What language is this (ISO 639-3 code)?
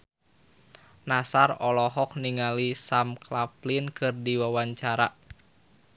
sun